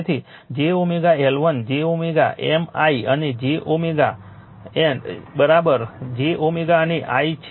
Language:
Gujarati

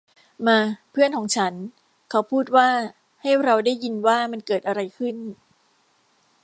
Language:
Thai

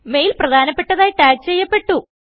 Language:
Malayalam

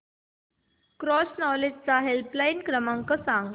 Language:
Marathi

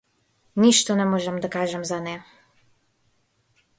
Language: Macedonian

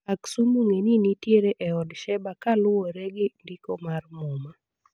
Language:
Luo (Kenya and Tanzania)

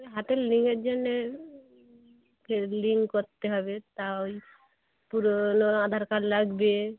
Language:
Bangla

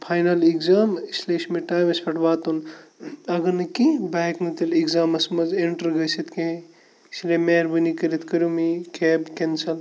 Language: Kashmiri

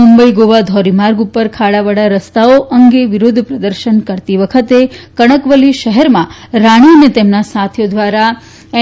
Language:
Gujarati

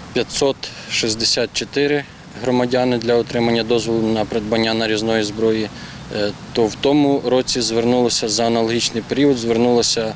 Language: Ukrainian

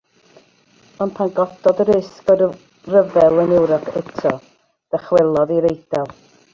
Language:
Welsh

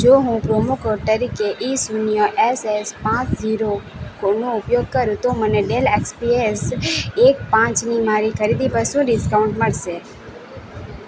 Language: Gujarati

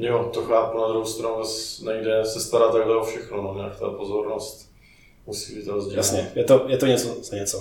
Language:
Czech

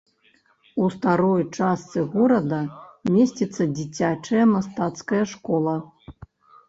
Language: Belarusian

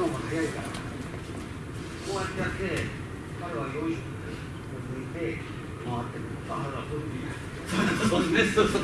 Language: Japanese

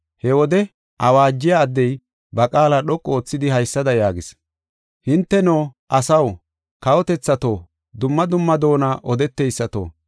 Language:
Gofa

